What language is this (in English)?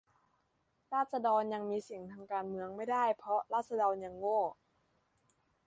Thai